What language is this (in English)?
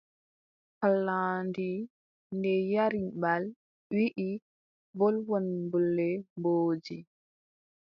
Adamawa Fulfulde